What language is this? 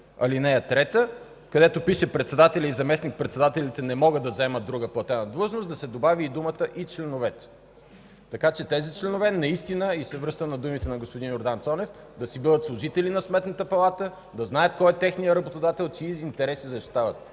Bulgarian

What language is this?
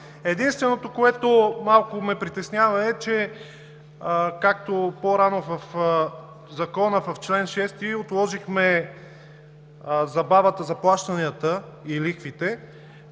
Bulgarian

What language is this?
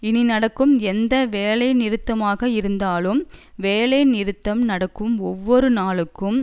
Tamil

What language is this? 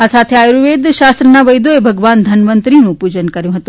Gujarati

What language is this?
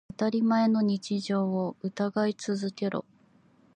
Japanese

